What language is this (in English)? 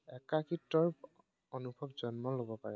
Assamese